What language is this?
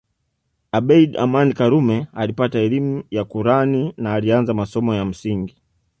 Swahili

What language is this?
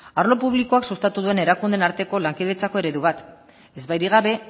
Basque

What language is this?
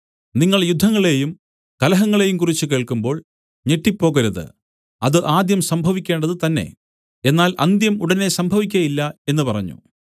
Malayalam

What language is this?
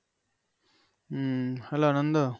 Bangla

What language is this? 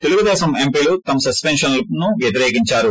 Telugu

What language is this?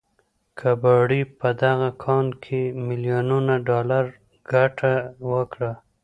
Pashto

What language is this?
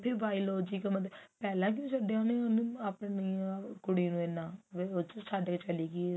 Punjabi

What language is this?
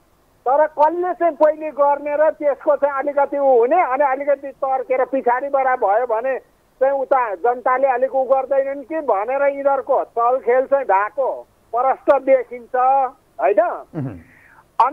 Hindi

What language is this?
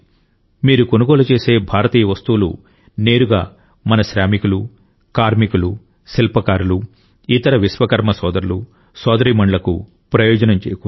Telugu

